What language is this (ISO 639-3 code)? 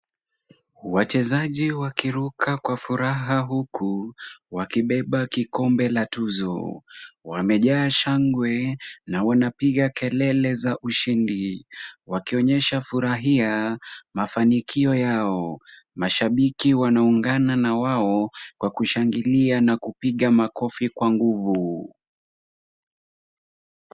swa